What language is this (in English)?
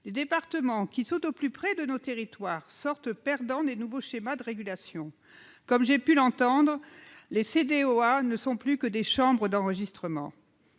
French